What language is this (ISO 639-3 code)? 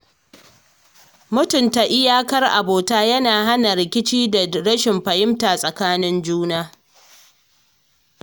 hau